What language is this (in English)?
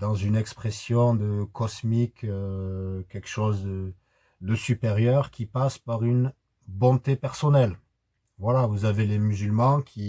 French